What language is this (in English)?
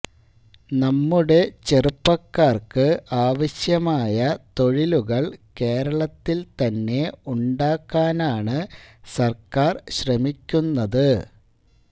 Malayalam